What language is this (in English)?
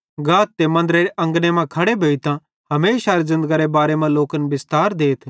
Bhadrawahi